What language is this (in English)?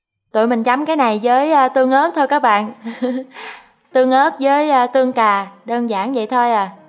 Vietnamese